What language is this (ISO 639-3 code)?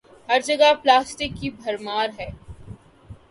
urd